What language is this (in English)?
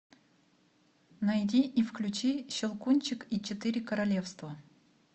Russian